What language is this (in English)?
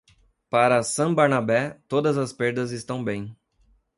Portuguese